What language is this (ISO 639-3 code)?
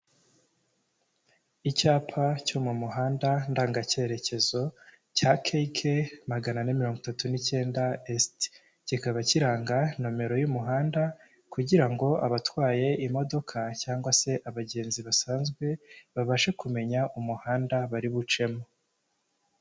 kin